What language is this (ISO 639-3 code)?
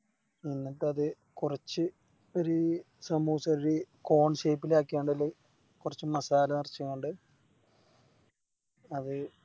mal